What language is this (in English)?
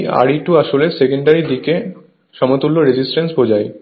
Bangla